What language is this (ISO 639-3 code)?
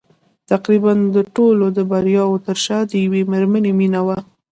pus